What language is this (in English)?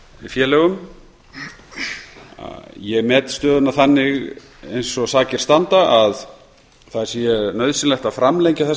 Icelandic